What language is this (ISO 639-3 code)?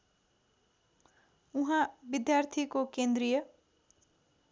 nep